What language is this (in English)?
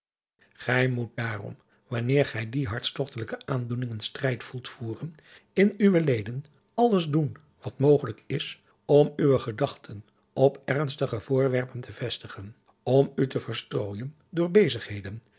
Dutch